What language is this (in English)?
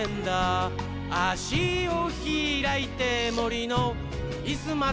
Japanese